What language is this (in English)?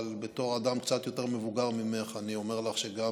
Hebrew